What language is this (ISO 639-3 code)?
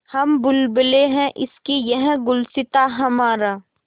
hin